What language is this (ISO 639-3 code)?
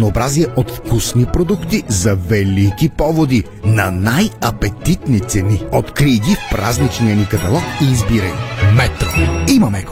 bul